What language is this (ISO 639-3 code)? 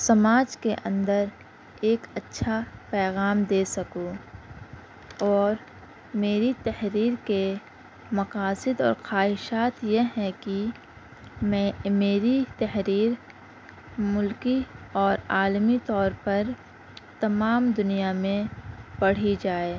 urd